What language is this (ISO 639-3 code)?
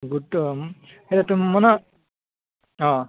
asm